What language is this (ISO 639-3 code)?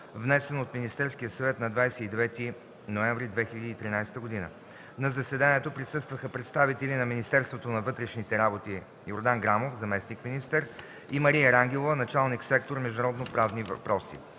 bul